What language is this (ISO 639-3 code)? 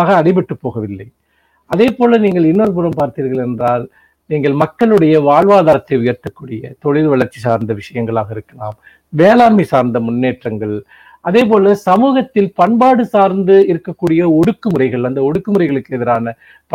tam